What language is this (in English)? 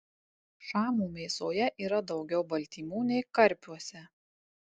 Lithuanian